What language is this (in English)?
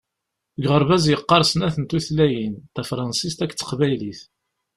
Kabyle